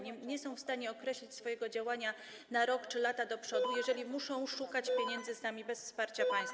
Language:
Polish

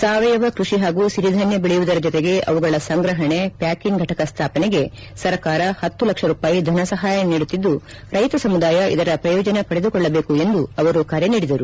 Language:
Kannada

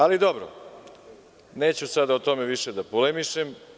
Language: Serbian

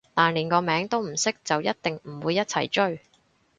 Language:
Cantonese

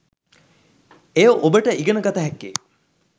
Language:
Sinhala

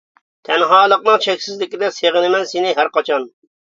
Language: Uyghur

